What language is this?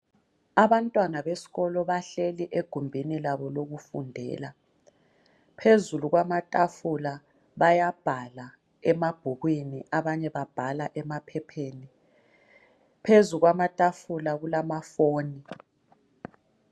North Ndebele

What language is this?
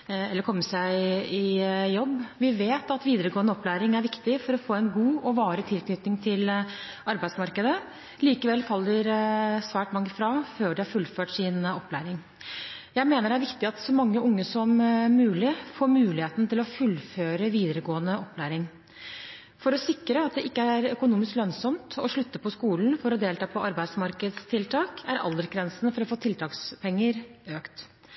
Norwegian Bokmål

